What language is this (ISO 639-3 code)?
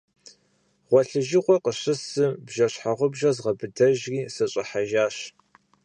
kbd